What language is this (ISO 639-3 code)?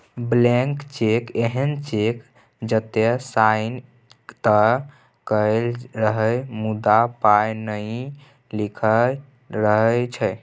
mai